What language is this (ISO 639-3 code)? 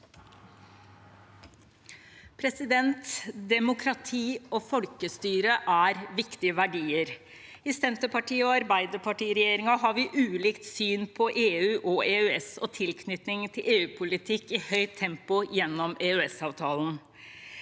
nor